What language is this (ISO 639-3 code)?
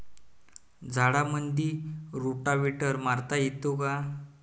mar